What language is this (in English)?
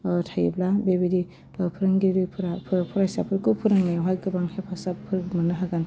Bodo